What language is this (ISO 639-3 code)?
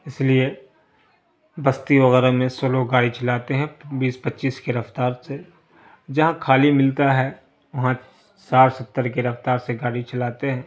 urd